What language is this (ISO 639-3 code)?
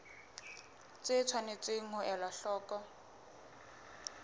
sot